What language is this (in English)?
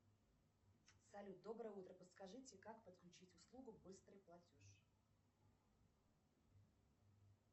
Russian